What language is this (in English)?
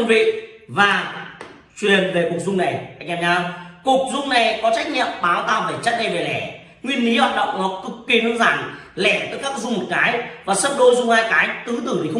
Vietnamese